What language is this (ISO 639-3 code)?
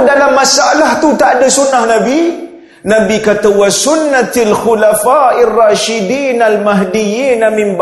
msa